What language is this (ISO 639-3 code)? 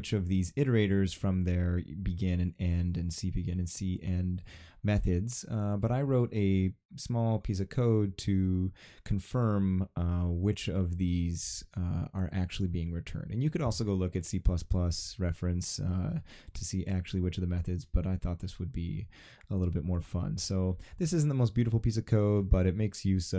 eng